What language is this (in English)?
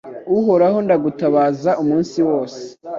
Kinyarwanda